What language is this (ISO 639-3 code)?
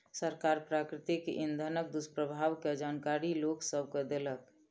mai